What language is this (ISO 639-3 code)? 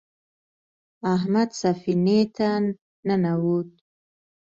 pus